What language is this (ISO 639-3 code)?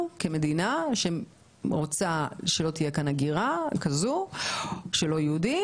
heb